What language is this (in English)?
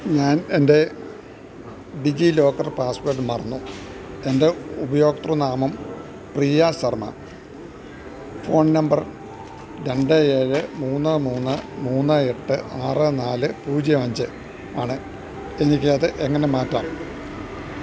Malayalam